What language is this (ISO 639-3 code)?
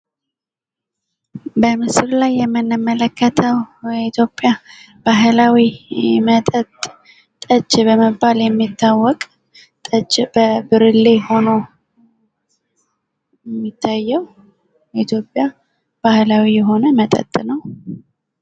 amh